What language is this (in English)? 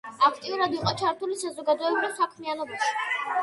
Georgian